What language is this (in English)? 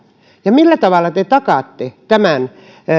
Finnish